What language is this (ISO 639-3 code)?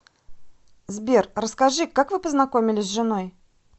rus